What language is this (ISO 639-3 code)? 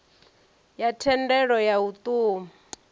ven